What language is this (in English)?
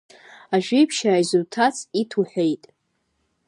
Abkhazian